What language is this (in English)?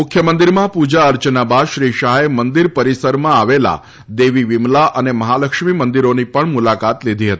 Gujarati